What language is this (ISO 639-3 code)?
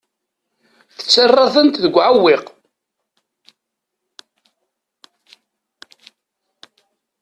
kab